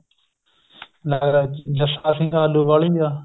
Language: Punjabi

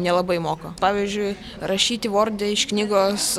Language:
Lithuanian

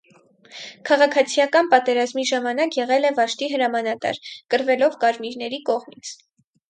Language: Armenian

